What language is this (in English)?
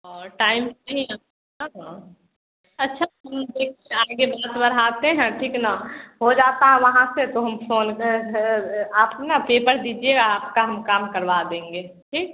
Hindi